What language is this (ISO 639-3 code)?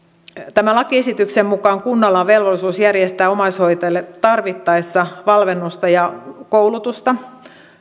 fin